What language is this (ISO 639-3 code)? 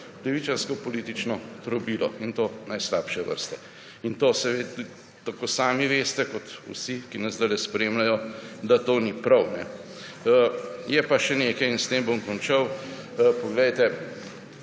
slv